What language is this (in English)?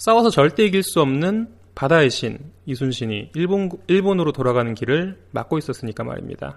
Korean